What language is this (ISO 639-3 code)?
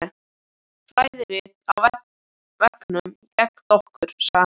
isl